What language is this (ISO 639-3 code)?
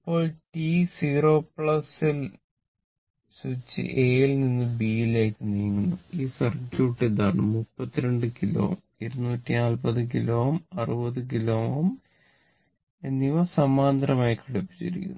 mal